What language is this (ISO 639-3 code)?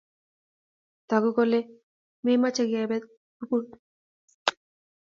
kln